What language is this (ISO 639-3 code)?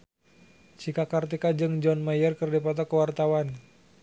sun